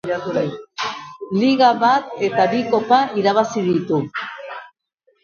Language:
Basque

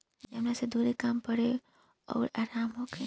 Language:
Bhojpuri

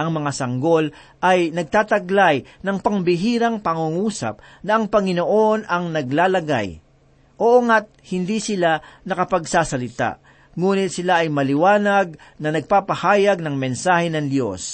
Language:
Filipino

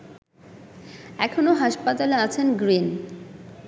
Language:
Bangla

